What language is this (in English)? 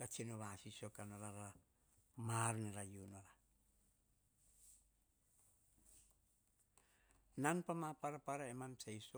Hahon